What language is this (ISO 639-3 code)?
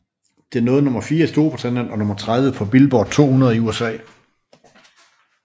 dan